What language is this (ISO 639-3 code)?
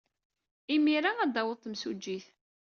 kab